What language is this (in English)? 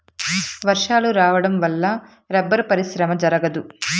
Telugu